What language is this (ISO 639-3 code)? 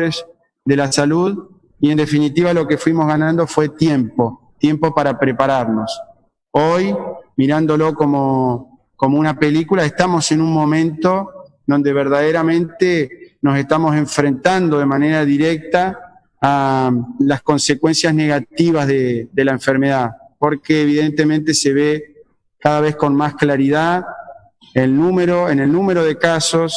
spa